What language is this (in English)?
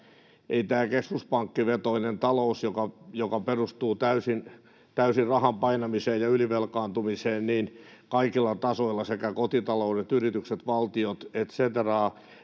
Finnish